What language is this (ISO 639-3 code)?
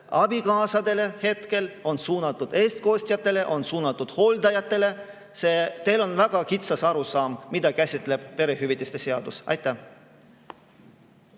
est